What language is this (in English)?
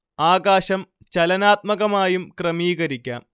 Malayalam